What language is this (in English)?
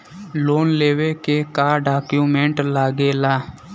Bhojpuri